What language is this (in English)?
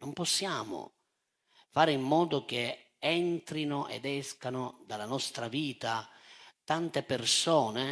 Italian